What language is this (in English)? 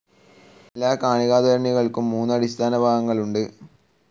Malayalam